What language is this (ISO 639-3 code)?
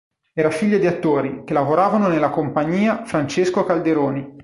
ita